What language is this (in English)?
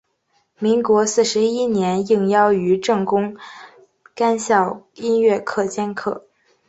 Chinese